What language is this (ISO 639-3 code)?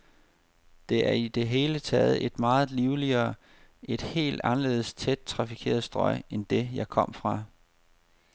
dan